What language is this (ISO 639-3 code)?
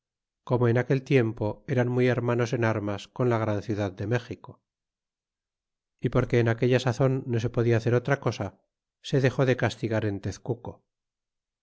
spa